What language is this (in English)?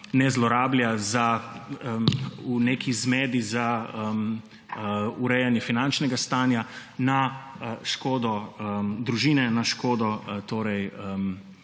Slovenian